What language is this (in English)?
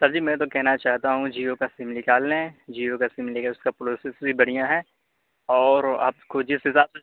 Urdu